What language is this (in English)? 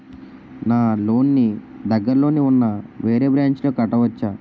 Telugu